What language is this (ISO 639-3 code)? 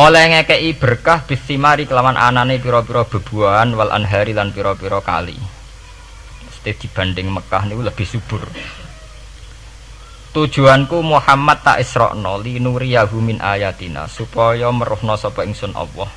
ind